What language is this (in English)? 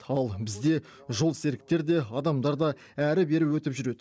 Kazakh